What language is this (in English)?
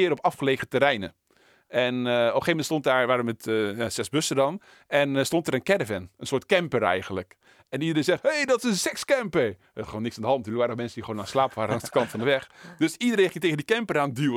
Dutch